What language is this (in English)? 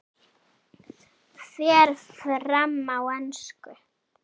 Icelandic